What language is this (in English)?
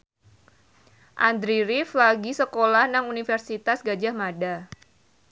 Javanese